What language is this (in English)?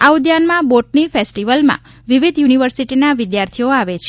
Gujarati